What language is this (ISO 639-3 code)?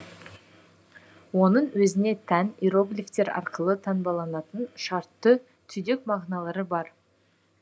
kaz